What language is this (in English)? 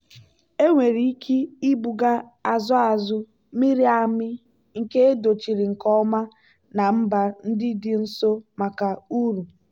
Igbo